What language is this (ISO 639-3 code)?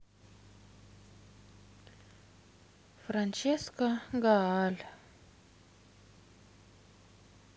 rus